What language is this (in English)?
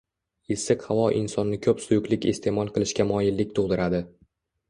Uzbek